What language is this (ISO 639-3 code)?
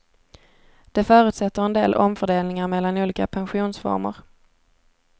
swe